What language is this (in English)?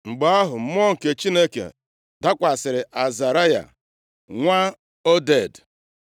Igbo